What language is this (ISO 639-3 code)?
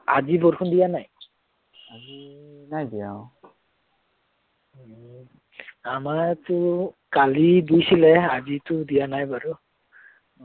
asm